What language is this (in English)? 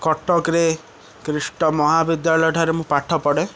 Odia